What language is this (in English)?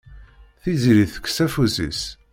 Kabyle